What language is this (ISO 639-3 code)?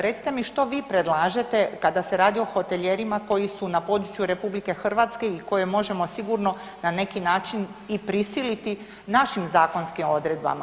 hrv